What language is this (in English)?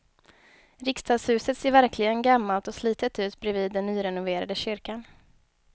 Swedish